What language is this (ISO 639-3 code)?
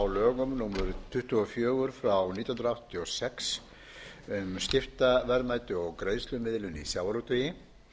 isl